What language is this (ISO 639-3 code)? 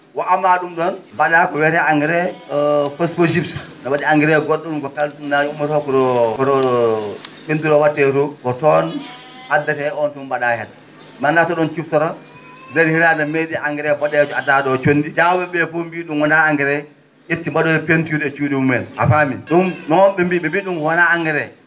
ful